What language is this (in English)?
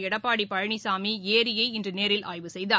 Tamil